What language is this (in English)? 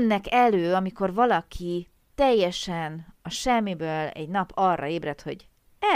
Hungarian